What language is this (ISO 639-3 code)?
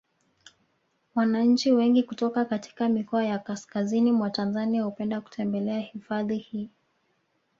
swa